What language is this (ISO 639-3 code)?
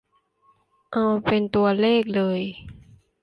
tha